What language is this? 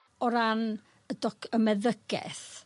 Welsh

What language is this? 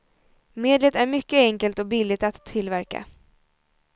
Swedish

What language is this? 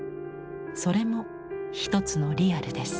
Japanese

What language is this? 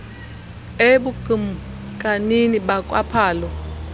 Xhosa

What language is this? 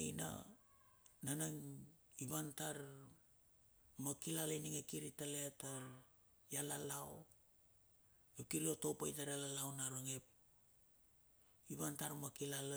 Bilur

